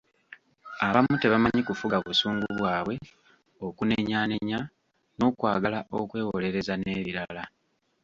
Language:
Ganda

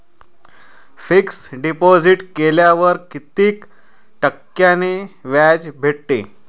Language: Marathi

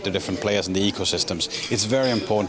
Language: Indonesian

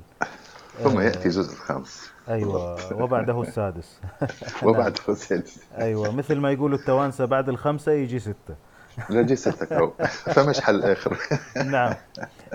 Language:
Arabic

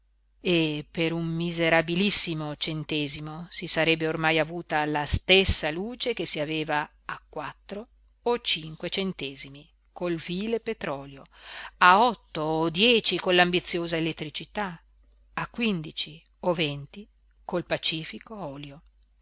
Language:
Italian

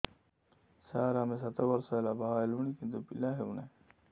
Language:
Odia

